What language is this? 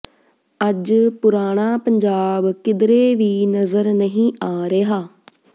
Punjabi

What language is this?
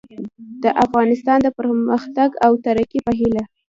Pashto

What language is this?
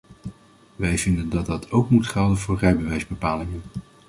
Dutch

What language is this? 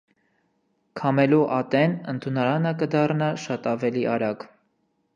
Armenian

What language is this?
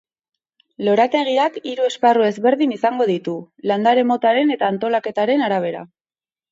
Basque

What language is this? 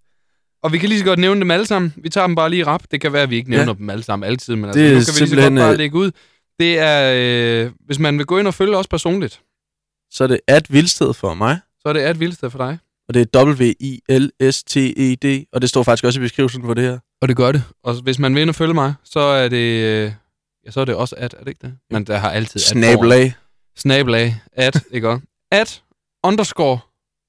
Danish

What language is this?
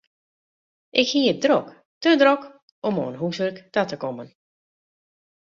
Western Frisian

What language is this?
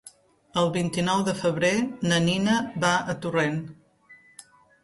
Catalan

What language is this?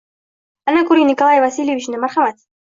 Uzbek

